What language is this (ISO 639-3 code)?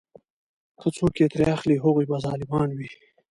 pus